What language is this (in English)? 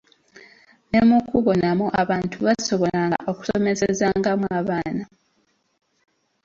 Ganda